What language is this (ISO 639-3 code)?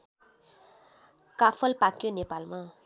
nep